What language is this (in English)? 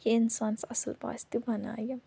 Kashmiri